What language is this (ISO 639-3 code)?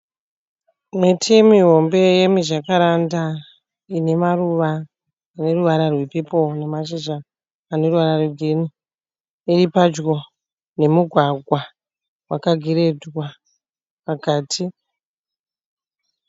sna